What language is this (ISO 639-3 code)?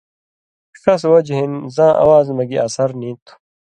mvy